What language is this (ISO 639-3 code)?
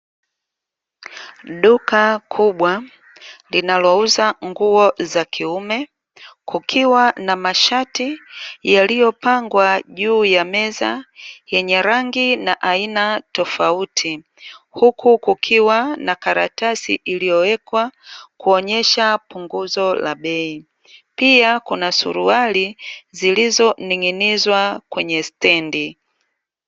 swa